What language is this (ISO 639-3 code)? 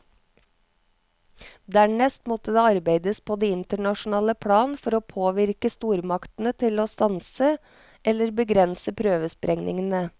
nor